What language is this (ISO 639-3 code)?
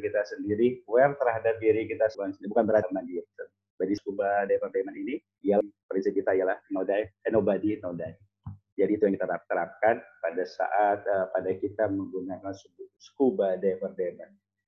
ind